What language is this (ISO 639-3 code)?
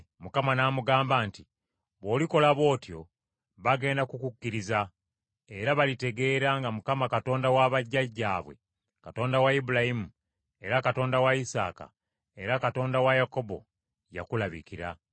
lug